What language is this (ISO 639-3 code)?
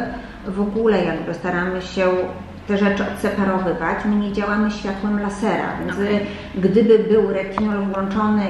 pol